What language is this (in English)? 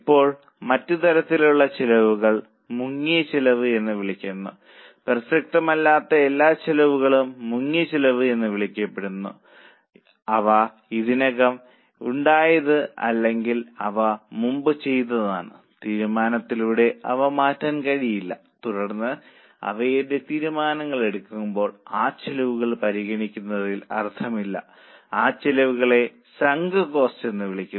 Malayalam